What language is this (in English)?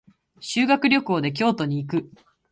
Japanese